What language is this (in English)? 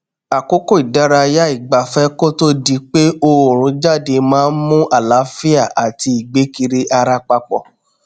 Yoruba